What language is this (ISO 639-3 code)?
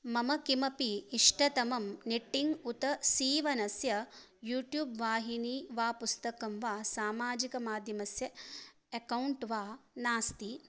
san